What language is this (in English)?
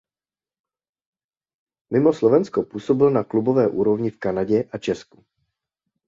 Czech